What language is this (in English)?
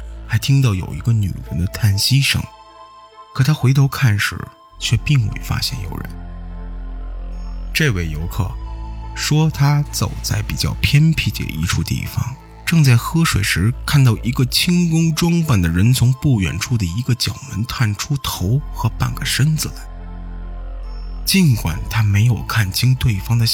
Chinese